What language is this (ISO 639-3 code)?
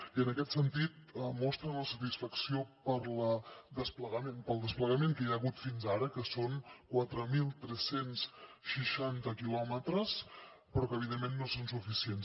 cat